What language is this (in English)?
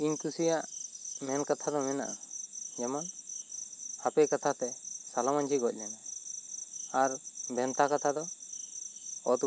Santali